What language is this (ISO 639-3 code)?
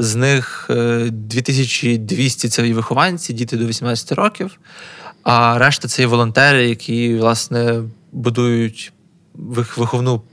ukr